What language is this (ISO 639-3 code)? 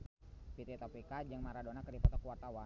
sun